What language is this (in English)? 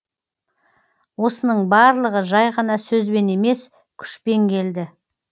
Kazakh